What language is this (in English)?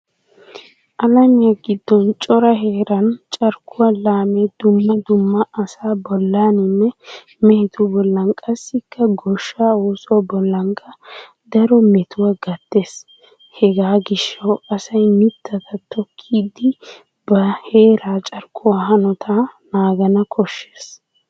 Wolaytta